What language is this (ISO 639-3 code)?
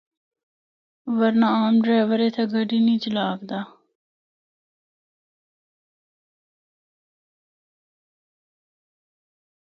hno